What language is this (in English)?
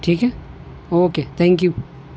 Urdu